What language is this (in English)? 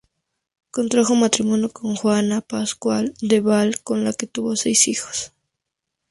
Spanish